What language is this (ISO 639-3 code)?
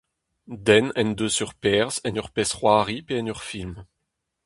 bre